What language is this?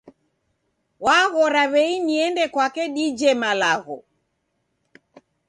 Taita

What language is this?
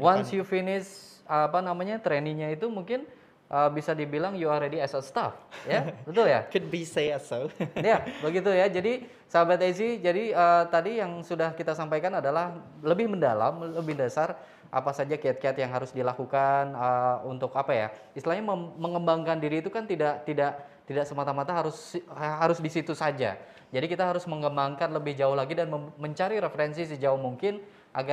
Indonesian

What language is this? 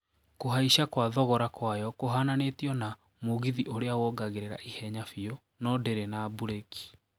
Kikuyu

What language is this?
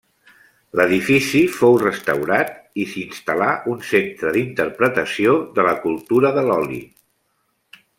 Catalan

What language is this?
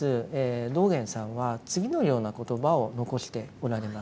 Japanese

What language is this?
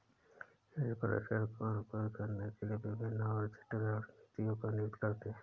Hindi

